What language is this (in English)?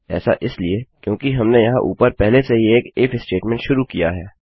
Hindi